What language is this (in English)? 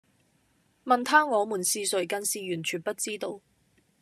Cantonese